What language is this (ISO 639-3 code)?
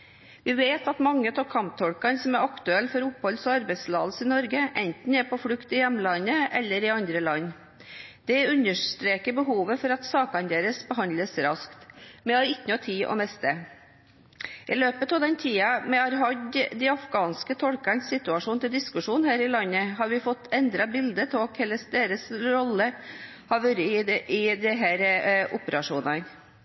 nob